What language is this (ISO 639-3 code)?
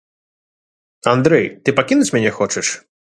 bel